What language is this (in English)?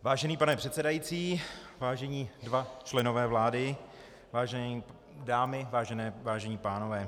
Czech